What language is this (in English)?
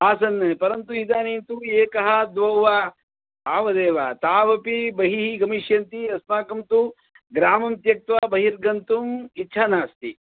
Sanskrit